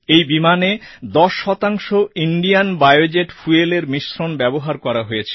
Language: Bangla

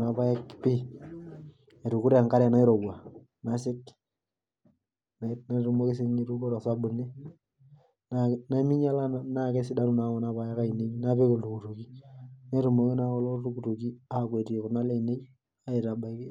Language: Masai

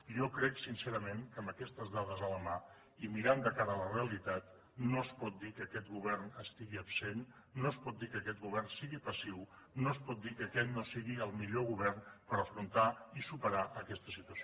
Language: Catalan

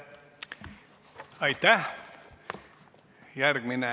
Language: Estonian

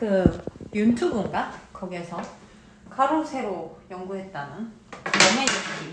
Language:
Korean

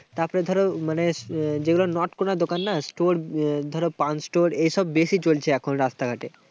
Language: Bangla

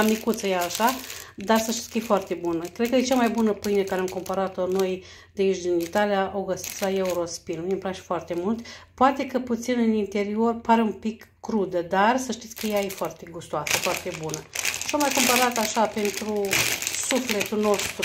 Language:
Romanian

